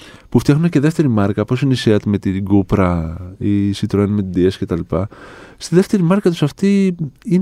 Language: Greek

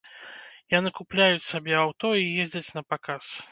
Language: Belarusian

